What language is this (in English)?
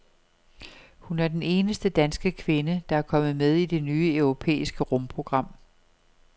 Danish